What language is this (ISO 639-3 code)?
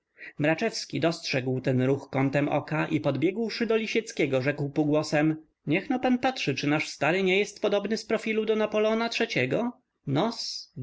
pol